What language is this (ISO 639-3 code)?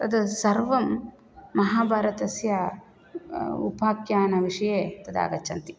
san